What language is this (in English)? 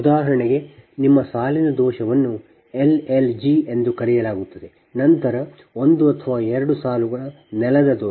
Kannada